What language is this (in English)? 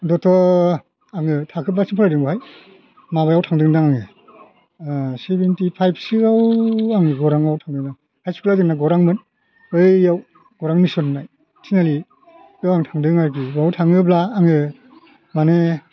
Bodo